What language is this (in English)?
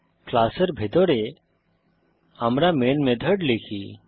Bangla